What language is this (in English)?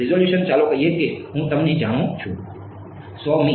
Gujarati